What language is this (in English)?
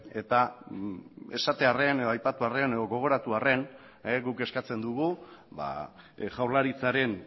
Basque